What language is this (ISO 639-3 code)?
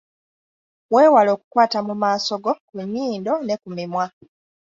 lug